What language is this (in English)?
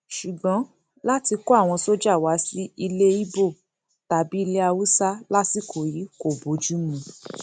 Yoruba